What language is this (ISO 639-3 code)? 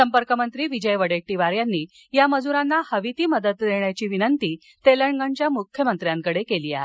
mar